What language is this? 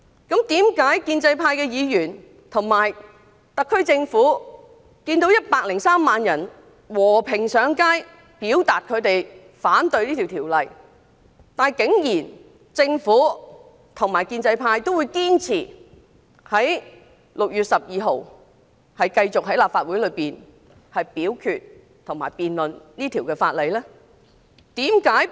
Cantonese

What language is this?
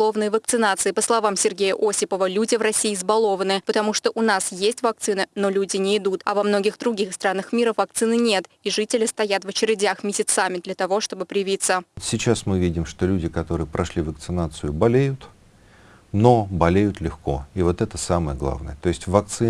Russian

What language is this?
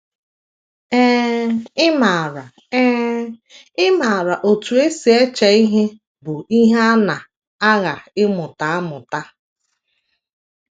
Igbo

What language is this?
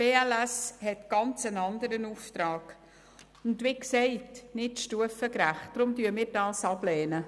Swiss German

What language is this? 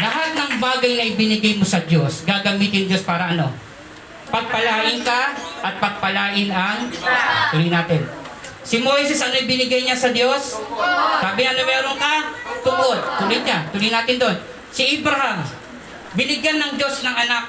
Filipino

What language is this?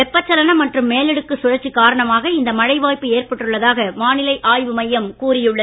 Tamil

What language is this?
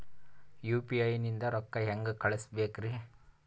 Kannada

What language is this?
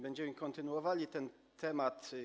Polish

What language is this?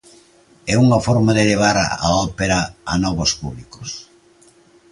Galician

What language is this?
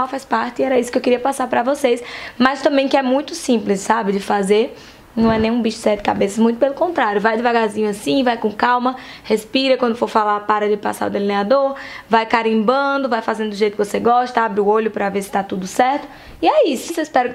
Portuguese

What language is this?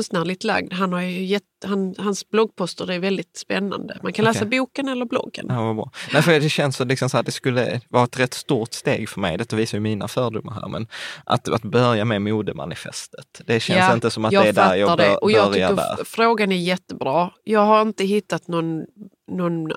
Swedish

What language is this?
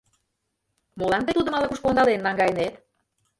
Mari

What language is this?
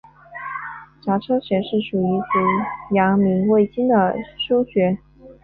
Chinese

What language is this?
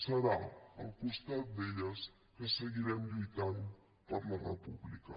Catalan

